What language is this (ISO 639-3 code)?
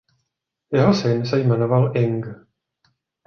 ces